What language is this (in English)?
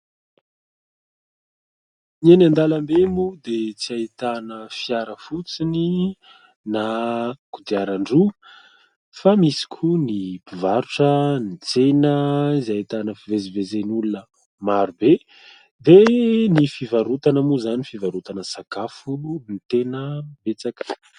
Malagasy